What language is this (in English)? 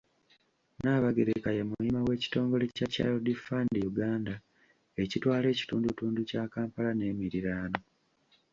Ganda